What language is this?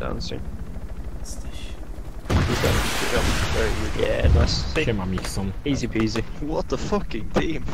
Polish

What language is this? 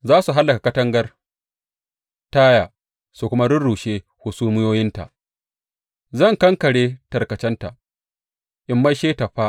Hausa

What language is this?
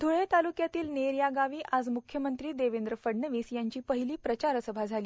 Marathi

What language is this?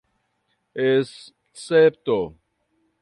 Esperanto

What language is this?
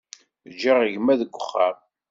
Kabyle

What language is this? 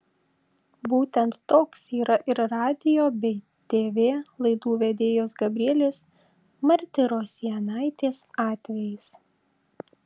Lithuanian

